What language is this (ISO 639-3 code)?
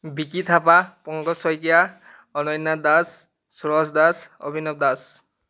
asm